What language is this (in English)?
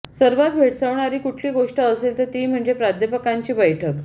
Marathi